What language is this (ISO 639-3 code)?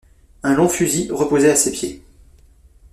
fra